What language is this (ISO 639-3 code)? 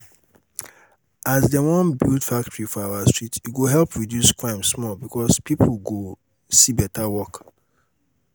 pcm